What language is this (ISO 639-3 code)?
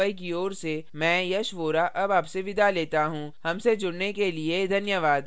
hin